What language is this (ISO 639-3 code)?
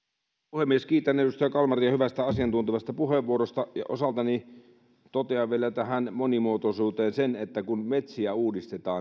fin